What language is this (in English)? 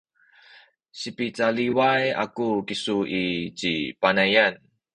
Sakizaya